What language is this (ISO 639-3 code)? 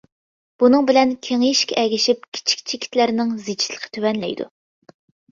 uig